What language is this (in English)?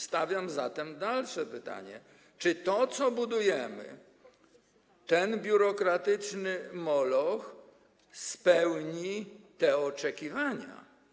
Polish